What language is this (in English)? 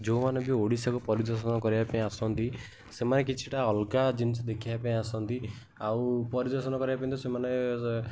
Odia